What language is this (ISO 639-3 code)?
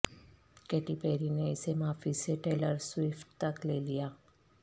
urd